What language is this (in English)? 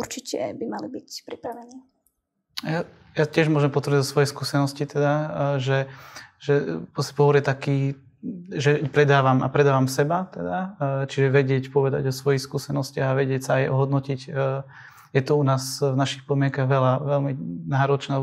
Slovak